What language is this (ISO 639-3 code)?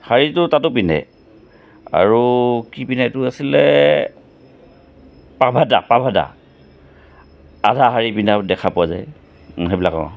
asm